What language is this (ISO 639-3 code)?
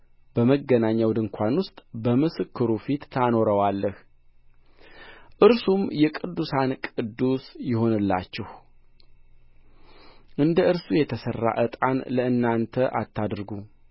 amh